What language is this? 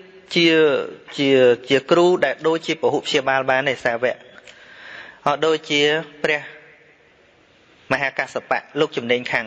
Vietnamese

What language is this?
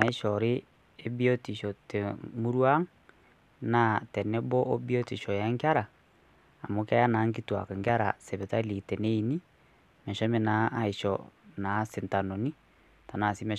Masai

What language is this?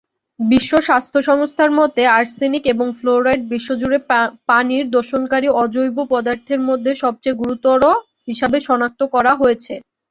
Bangla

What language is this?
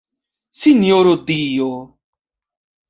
Esperanto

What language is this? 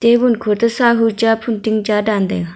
Wancho Naga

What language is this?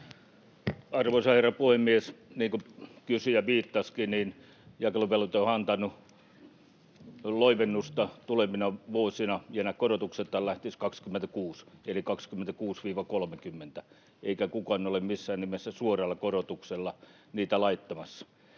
Finnish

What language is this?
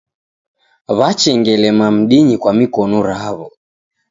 Taita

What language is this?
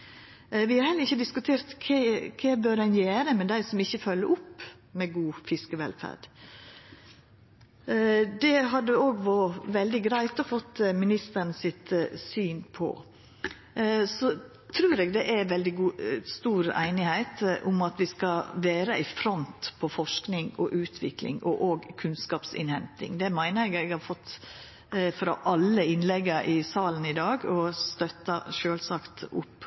Norwegian Nynorsk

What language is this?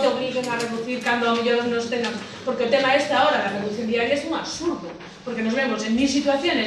Spanish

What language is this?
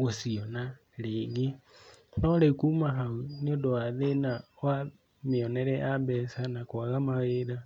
Kikuyu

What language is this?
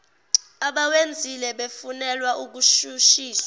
Zulu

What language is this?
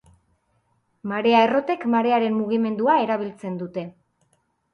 Basque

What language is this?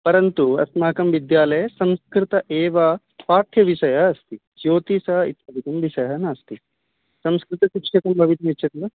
Sanskrit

